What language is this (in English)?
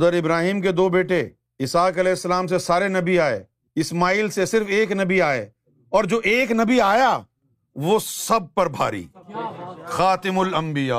Urdu